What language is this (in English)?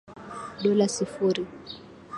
Swahili